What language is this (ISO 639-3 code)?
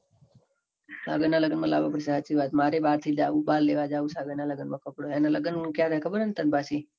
guj